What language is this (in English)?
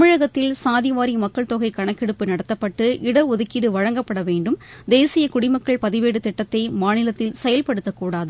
Tamil